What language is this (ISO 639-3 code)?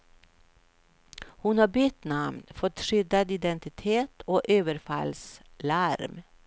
swe